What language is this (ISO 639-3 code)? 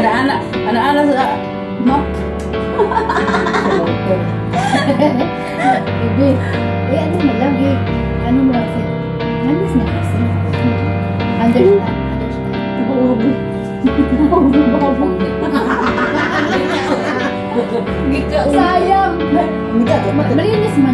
fil